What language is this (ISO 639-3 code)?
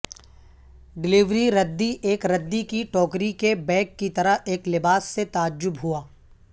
urd